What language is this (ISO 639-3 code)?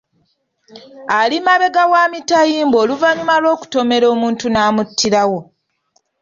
lug